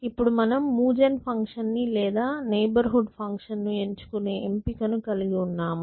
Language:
Telugu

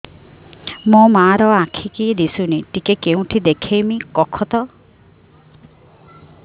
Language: Odia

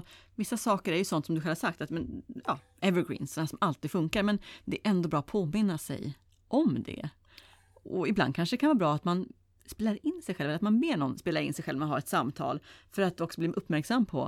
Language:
Swedish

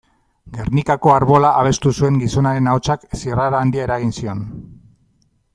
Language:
Basque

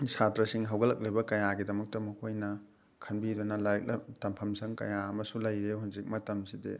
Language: Manipuri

